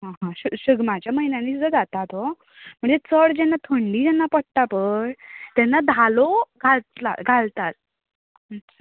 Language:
Konkani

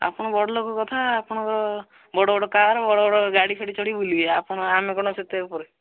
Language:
Odia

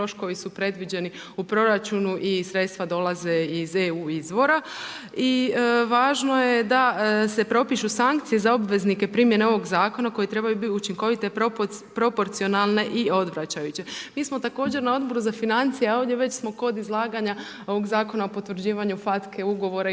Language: Croatian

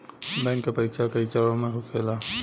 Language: Bhojpuri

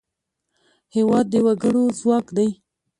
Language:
Pashto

